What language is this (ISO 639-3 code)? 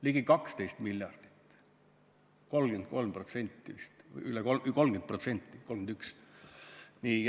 est